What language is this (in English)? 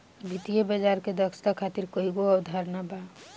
Bhojpuri